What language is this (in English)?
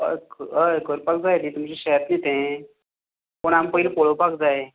Konkani